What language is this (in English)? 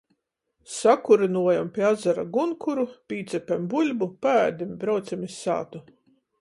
Latgalian